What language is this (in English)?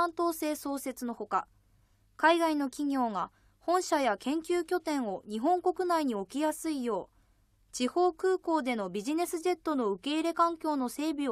Japanese